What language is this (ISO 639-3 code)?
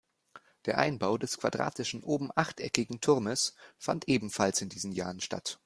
deu